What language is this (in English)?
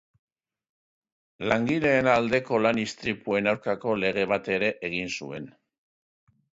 Basque